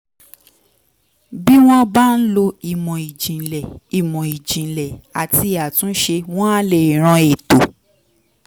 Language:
Yoruba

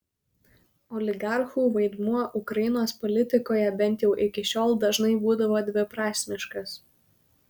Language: Lithuanian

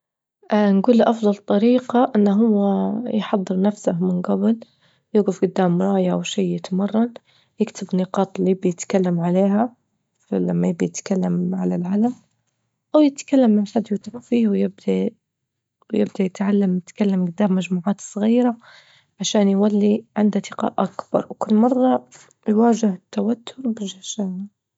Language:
Libyan Arabic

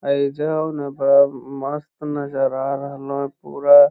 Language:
Magahi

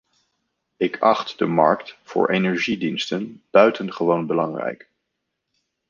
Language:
Dutch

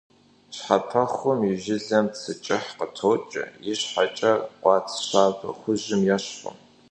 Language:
Kabardian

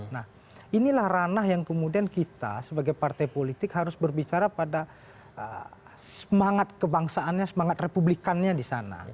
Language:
Indonesian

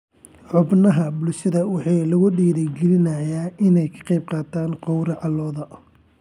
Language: Somali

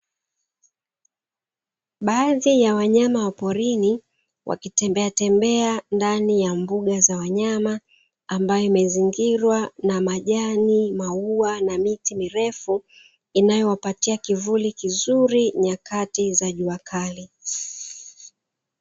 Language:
Swahili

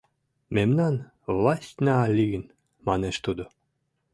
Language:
Mari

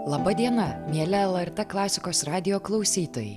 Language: Lithuanian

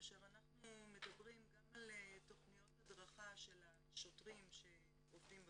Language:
Hebrew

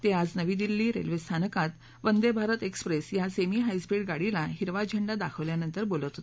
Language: Marathi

